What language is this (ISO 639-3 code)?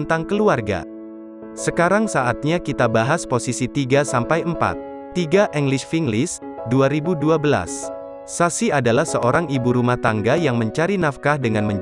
ind